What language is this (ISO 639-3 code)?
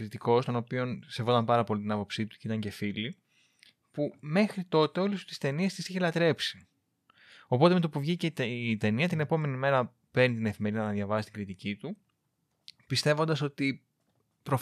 ell